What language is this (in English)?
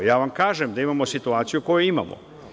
Serbian